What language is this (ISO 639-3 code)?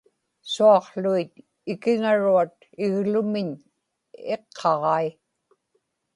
ipk